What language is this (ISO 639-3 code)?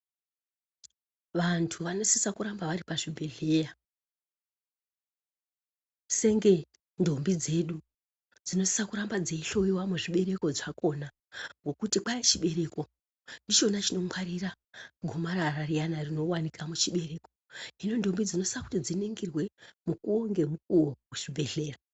ndc